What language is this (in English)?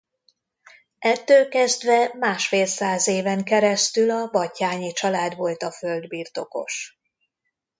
Hungarian